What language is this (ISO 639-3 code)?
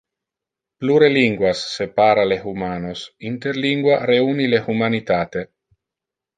ina